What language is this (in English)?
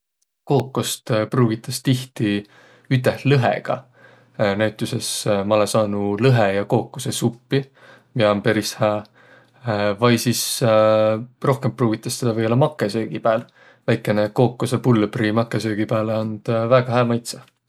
Võro